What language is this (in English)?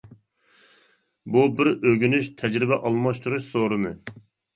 Uyghur